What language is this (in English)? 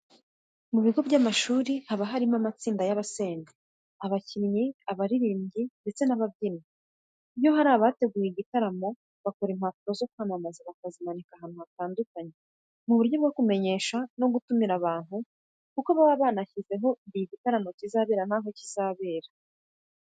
Kinyarwanda